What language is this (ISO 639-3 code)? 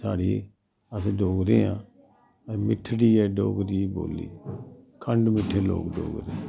doi